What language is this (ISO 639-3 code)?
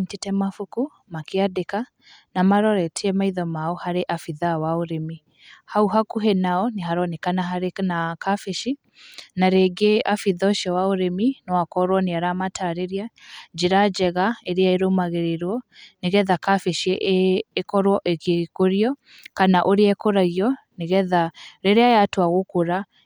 kik